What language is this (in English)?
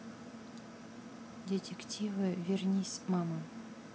Russian